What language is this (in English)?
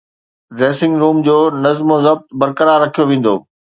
Sindhi